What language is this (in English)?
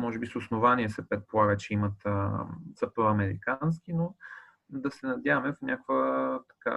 Bulgarian